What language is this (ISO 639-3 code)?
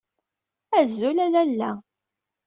kab